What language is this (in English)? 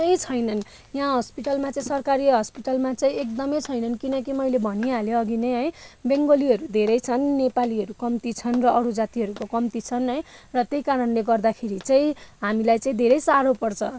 Nepali